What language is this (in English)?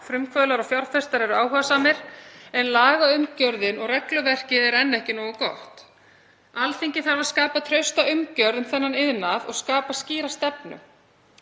Icelandic